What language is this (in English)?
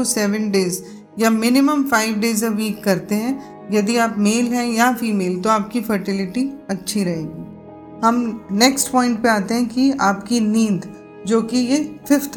Hindi